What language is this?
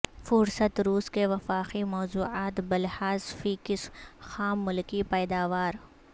Urdu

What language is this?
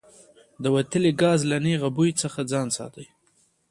Pashto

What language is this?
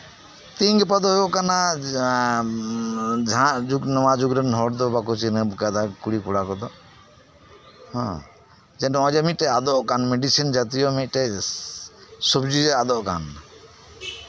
Santali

